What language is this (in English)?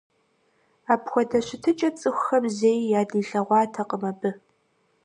Kabardian